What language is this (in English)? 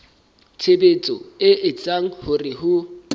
Southern Sotho